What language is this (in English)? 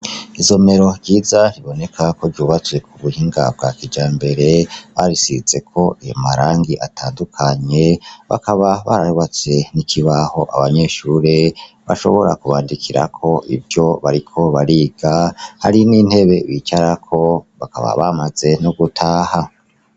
Rundi